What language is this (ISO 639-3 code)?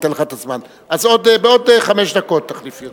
heb